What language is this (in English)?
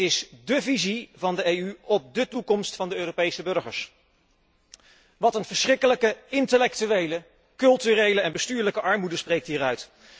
Dutch